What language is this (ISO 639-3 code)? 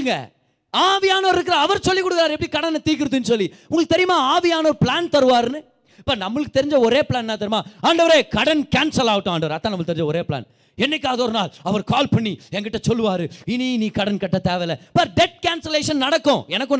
tam